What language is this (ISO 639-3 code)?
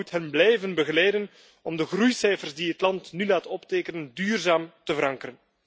nld